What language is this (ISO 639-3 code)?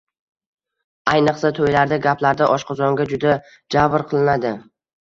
uzb